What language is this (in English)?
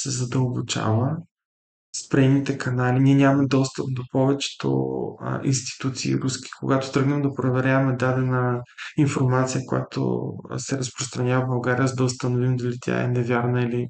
Bulgarian